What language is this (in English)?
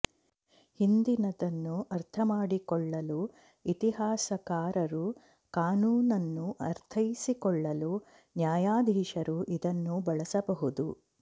Kannada